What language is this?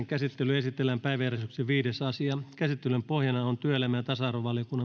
Finnish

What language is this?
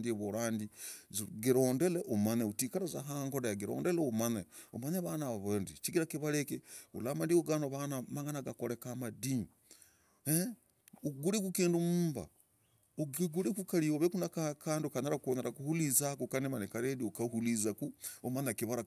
Logooli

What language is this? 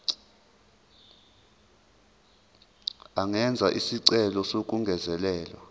Zulu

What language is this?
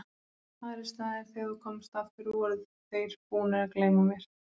Icelandic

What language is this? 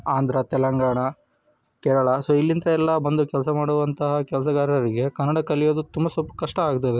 Kannada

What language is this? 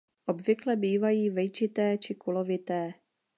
Czech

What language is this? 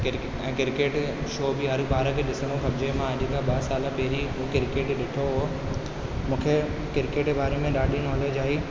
Sindhi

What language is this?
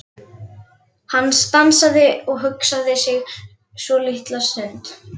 Icelandic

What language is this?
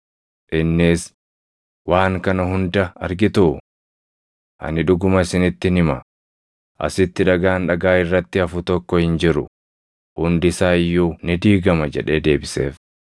Oromo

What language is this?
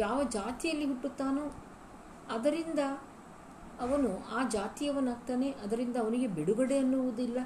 Kannada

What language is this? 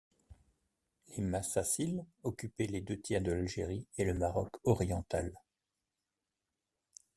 French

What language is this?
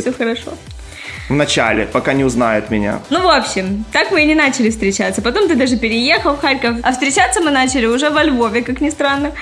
Russian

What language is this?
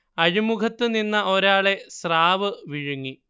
Malayalam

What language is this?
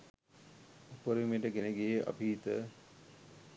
Sinhala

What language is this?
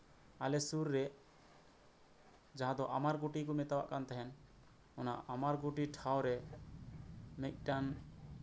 Santali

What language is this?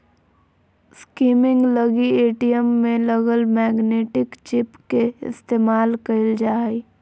Magahi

